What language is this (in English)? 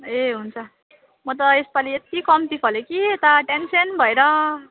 Nepali